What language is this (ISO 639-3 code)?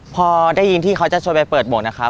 tha